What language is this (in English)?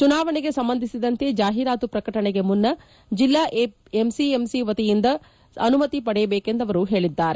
Kannada